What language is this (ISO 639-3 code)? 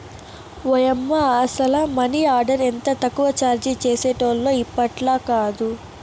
tel